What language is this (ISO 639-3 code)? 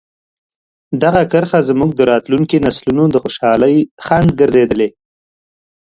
pus